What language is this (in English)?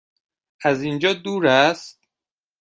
Persian